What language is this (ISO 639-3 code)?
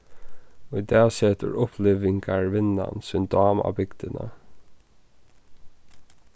fao